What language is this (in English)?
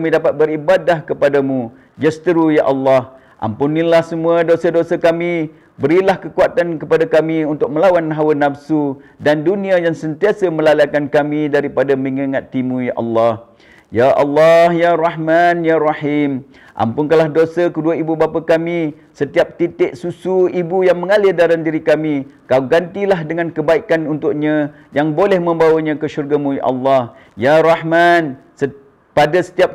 Malay